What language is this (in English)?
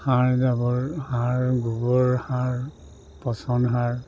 Assamese